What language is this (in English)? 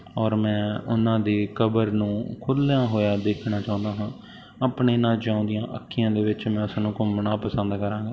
Punjabi